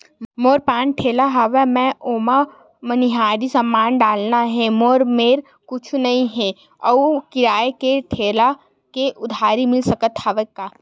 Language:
Chhattisgarhi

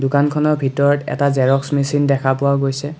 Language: Assamese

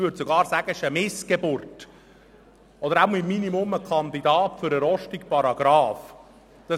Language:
Swiss German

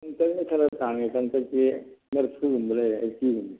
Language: Manipuri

